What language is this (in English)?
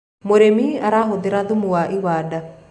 Kikuyu